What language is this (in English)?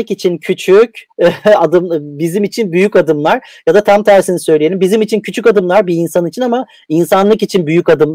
Turkish